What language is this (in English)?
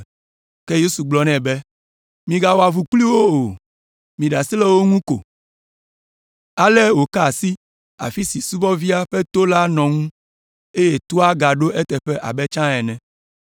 Ewe